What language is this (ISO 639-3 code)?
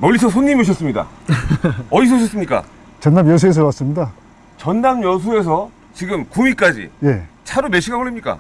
kor